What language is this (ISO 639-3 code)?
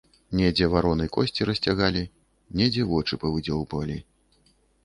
bel